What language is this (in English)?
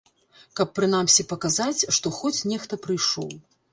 Belarusian